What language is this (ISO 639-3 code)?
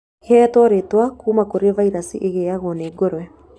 kik